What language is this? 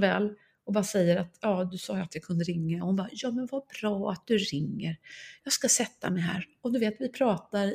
Swedish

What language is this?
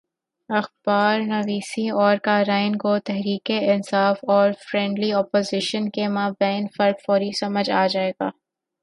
Urdu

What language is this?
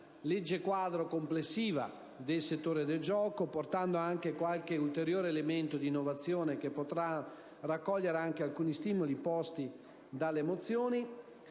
Italian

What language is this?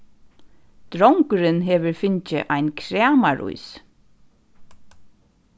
Faroese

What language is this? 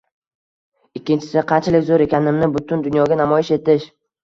Uzbek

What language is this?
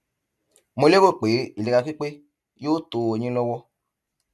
Yoruba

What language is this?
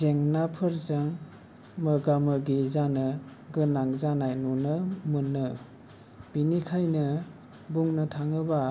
Bodo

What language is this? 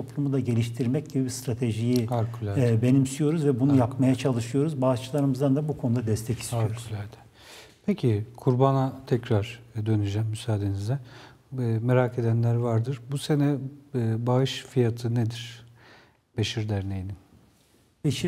Turkish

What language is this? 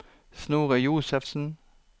Norwegian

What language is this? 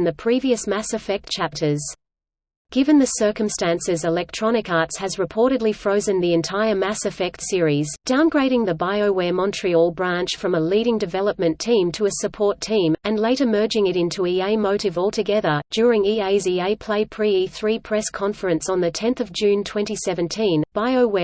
English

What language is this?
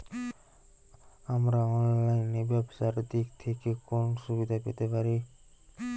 Bangla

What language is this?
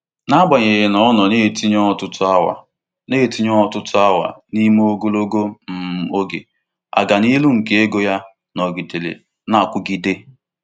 Igbo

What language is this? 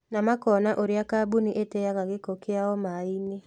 Kikuyu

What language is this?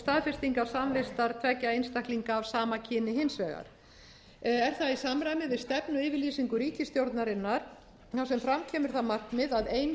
Icelandic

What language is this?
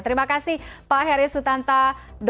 Indonesian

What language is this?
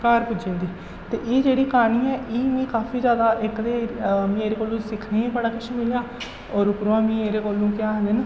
Dogri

